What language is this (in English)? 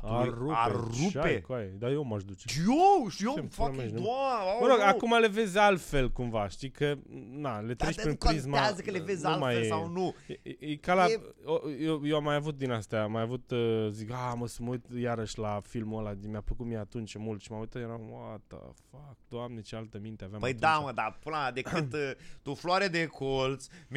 Romanian